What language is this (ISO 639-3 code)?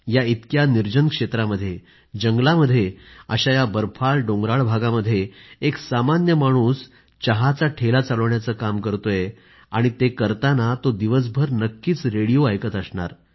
mar